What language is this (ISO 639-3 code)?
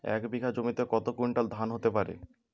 ben